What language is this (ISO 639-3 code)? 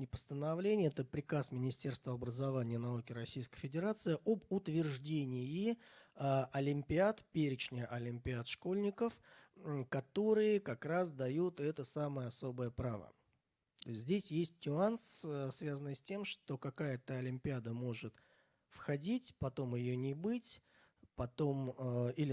rus